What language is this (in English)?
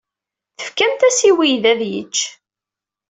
Kabyle